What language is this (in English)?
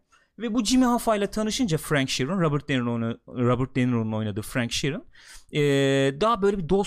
Turkish